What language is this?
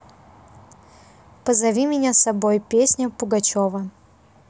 Russian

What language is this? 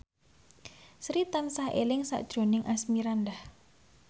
Javanese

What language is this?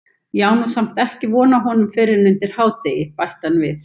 Icelandic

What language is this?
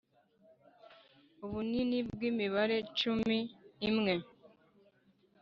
Kinyarwanda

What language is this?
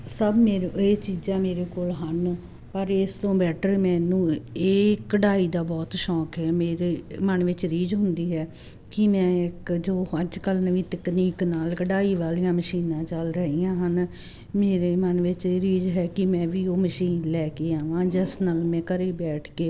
Punjabi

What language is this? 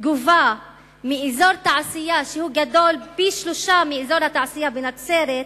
Hebrew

